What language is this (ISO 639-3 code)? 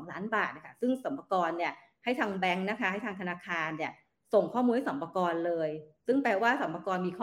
tha